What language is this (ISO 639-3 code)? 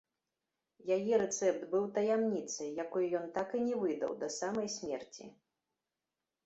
bel